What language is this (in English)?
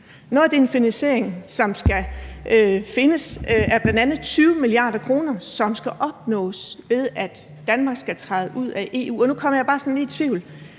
Danish